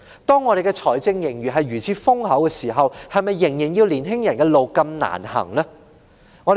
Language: Cantonese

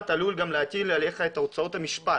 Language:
Hebrew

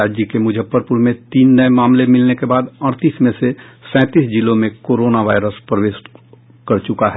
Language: Hindi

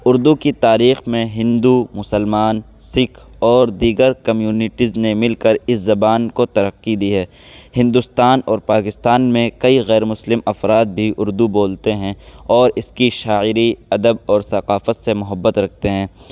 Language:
Urdu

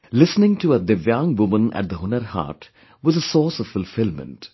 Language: English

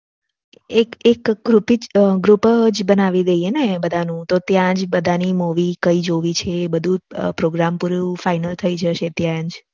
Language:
Gujarati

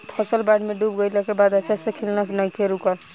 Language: Bhojpuri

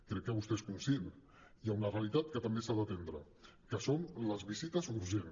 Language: Catalan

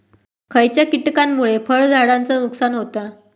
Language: Marathi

